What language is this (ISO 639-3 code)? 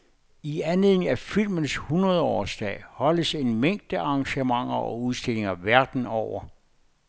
dan